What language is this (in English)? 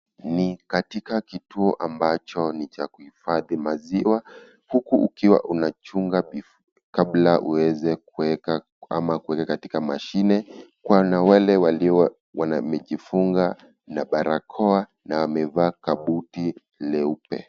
Swahili